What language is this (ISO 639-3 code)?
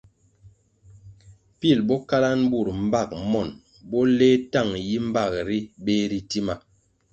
nmg